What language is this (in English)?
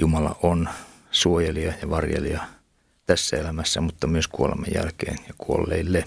Finnish